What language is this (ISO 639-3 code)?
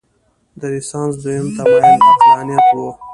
pus